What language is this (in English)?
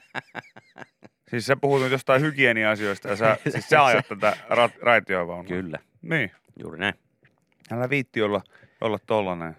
Finnish